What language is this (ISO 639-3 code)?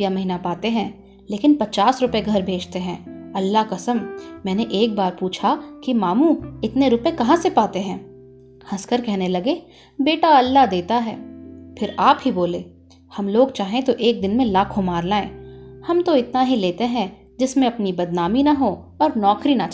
hin